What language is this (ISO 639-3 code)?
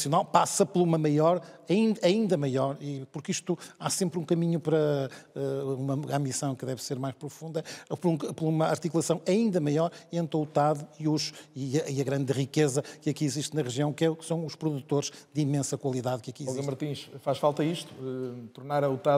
por